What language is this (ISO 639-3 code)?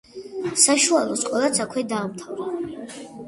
kat